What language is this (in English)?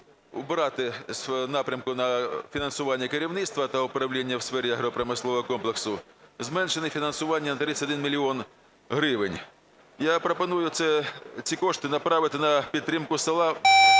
Ukrainian